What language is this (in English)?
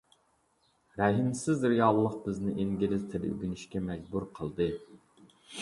Uyghur